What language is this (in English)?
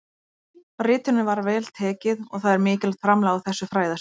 Icelandic